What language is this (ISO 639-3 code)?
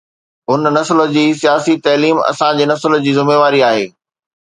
snd